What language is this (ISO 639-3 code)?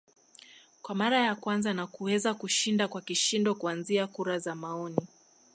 swa